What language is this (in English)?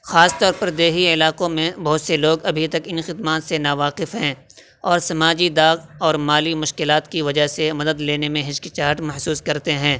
Urdu